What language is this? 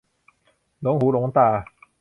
Thai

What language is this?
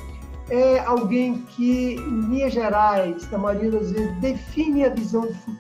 Portuguese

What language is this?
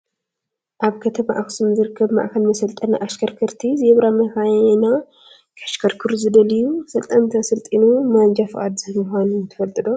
Tigrinya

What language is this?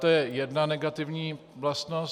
Czech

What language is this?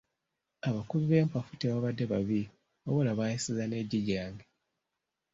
Ganda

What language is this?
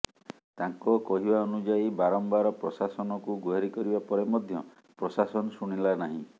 Odia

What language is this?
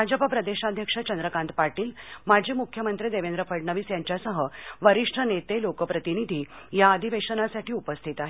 Marathi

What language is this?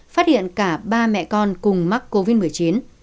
Vietnamese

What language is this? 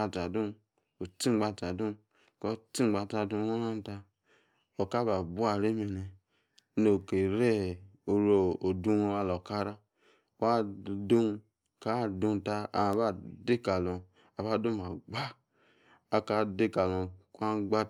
Yace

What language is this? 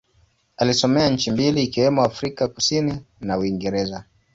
Swahili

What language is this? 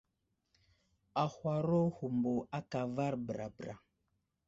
Wuzlam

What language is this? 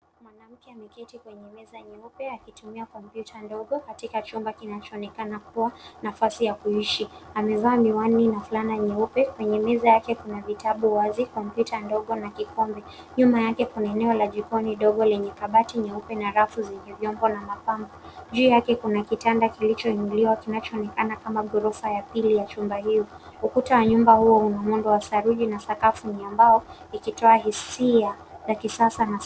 Swahili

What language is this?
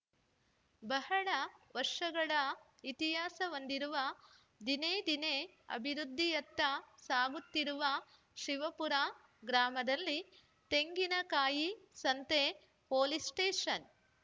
Kannada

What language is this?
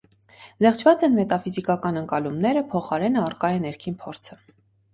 Armenian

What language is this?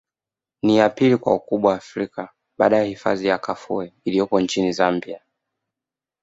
Swahili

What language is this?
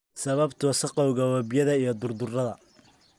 Somali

